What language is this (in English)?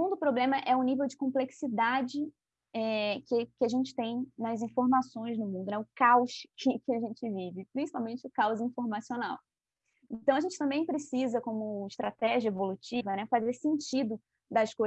Portuguese